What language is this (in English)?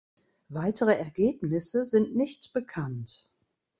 German